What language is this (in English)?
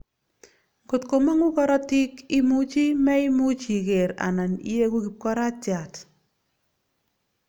Kalenjin